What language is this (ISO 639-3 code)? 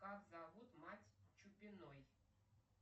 rus